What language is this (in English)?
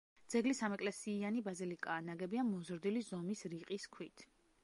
Georgian